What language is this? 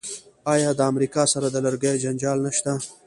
Pashto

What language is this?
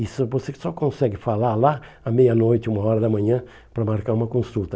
Portuguese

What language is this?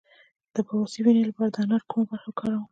Pashto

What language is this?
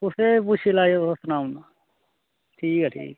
Dogri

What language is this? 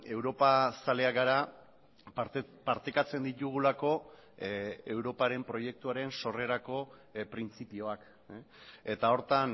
Basque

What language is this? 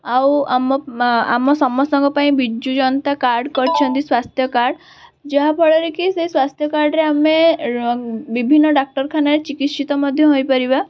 Odia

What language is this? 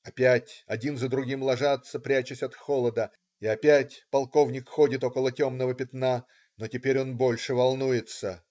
Russian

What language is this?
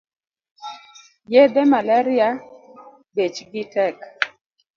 Luo (Kenya and Tanzania)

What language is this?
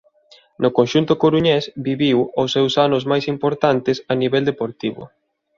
Galician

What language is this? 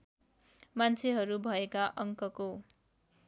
Nepali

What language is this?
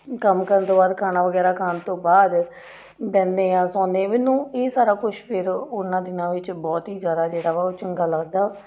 Punjabi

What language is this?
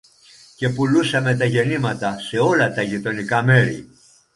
Greek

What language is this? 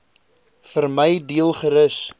Afrikaans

